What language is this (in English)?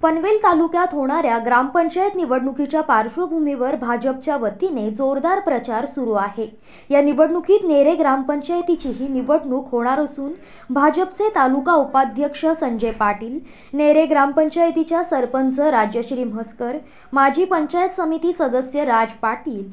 Hindi